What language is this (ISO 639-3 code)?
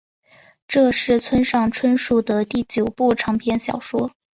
zho